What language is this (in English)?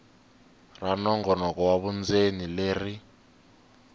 Tsonga